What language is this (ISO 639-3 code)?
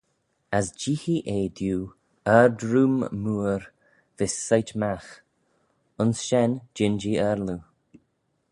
glv